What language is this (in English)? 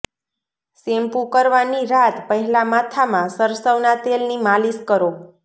Gujarati